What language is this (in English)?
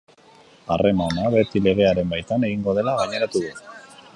Basque